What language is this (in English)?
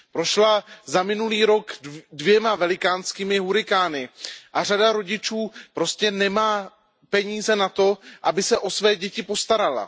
Czech